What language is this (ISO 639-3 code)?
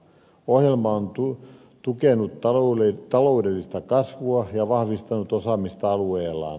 fin